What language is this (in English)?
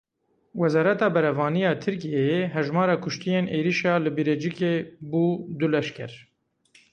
Kurdish